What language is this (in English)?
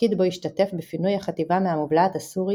Hebrew